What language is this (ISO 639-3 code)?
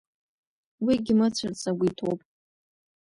abk